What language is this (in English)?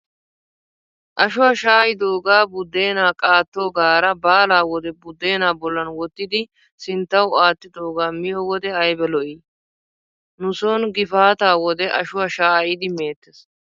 Wolaytta